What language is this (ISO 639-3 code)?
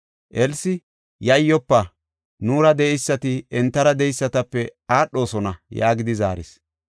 gof